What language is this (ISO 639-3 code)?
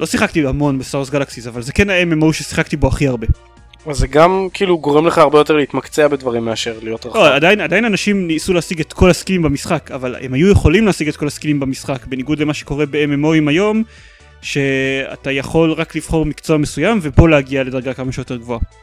heb